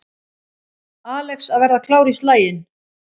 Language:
Icelandic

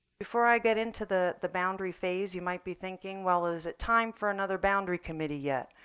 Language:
English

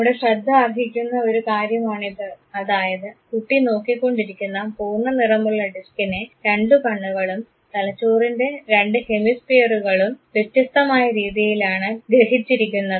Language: Malayalam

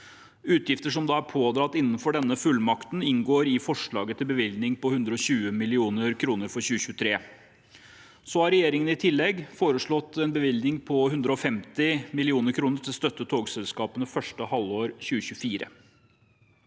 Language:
Norwegian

